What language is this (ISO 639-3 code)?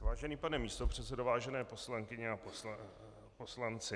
ces